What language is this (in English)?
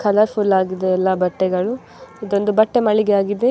Kannada